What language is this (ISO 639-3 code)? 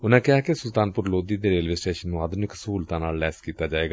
pan